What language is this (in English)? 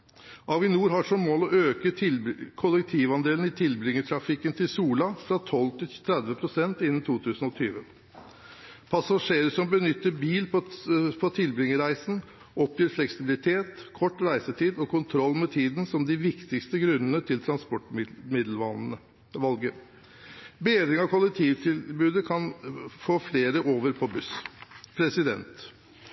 Norwegian Bokmål